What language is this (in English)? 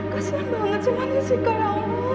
Indonesian